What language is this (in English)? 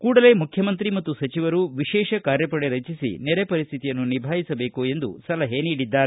Kannada